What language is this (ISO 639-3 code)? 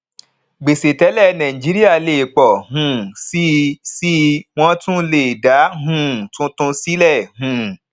yor